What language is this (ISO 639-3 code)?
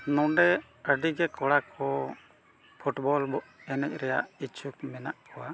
sat